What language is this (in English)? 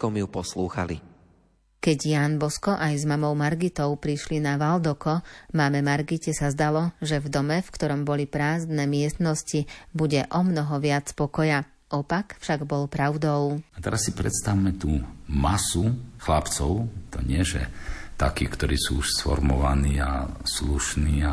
Slovak